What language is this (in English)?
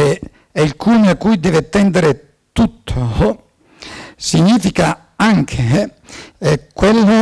Italian